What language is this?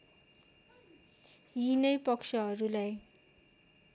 Nepali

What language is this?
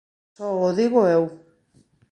Galician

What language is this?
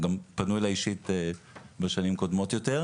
Hebrew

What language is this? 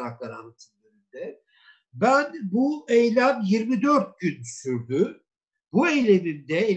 Turkish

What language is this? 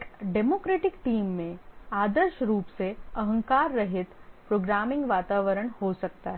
Hindi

